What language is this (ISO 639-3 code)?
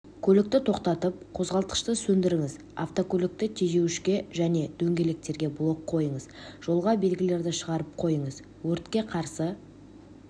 kaz